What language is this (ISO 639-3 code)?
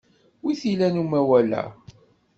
kab